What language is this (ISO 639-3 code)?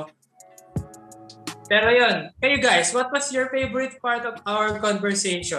fil